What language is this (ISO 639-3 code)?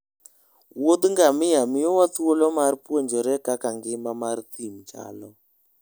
luo